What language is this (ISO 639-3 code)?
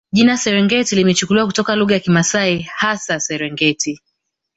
swa